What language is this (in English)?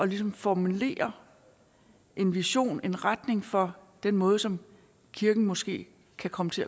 Danish